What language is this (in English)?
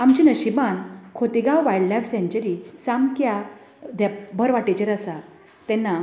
Konkani